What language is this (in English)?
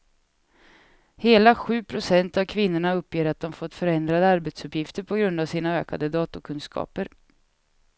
Swedish